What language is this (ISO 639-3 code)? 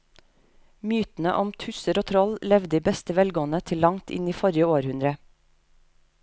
nor